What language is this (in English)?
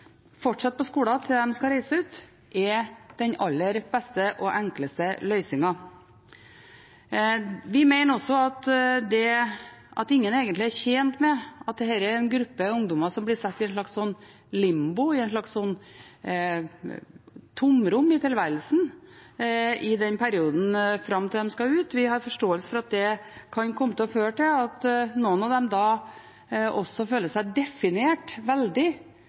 Norwegian Bokmål